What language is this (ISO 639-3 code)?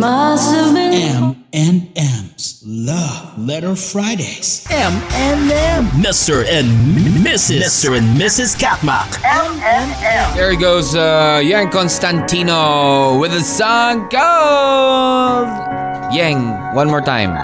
fil